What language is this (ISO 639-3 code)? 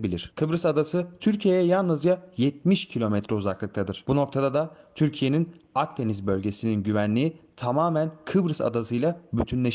tur